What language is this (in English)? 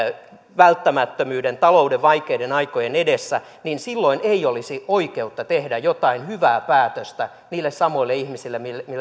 Finnish